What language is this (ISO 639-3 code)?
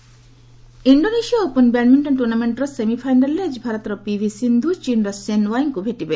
ori